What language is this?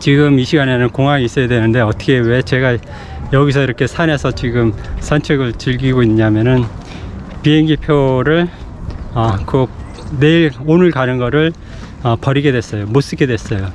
Korean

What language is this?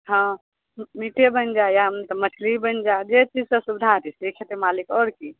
Maithili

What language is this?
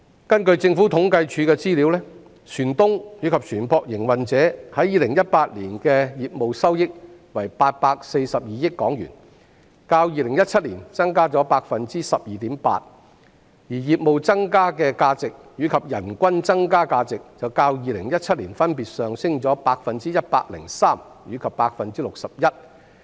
Cantonese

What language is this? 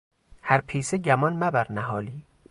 Persian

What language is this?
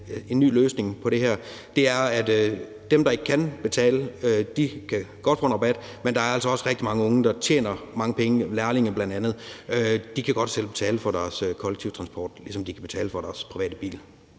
Danish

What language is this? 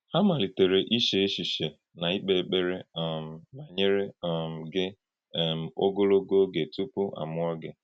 Igbo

